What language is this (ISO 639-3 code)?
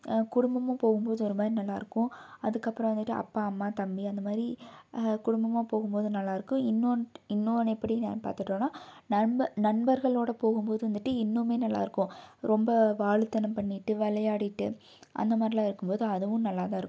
tam